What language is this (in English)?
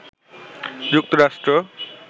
Bangla